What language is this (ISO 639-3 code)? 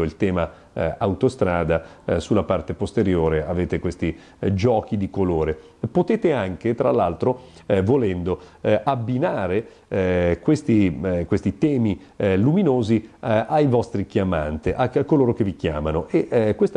ita